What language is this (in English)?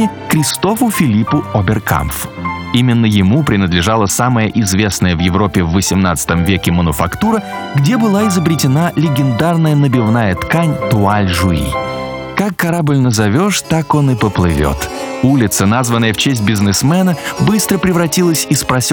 Russian